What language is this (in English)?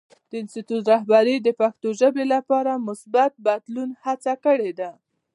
Pashto